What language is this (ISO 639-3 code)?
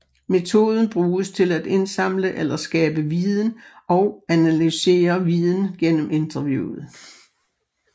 dan